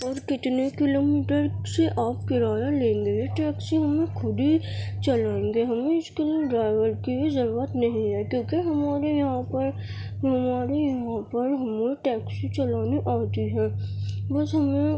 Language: Urdu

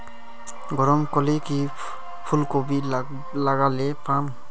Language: Magahi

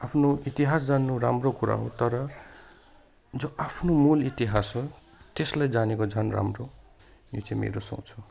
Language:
Nepali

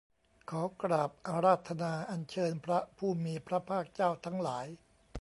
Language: Thai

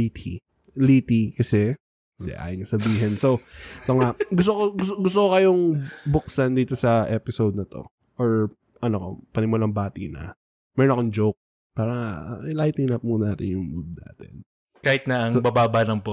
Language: Filipino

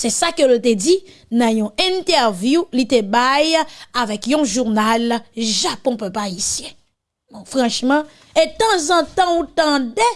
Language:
French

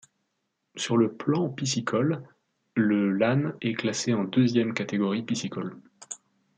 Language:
French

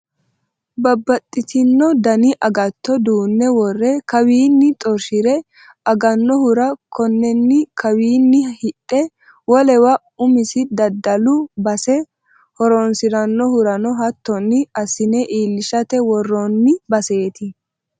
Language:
Sidamo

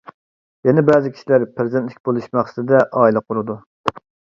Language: Uyghur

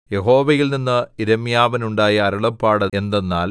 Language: Malayalam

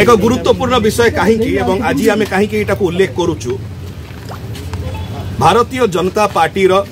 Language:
Hindi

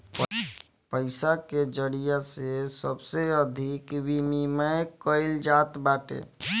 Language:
Bhojpuri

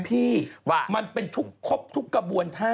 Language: Thai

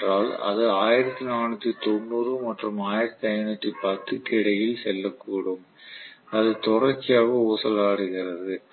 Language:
Tamil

